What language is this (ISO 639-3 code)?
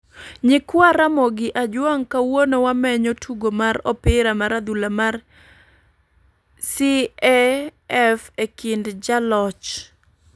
luo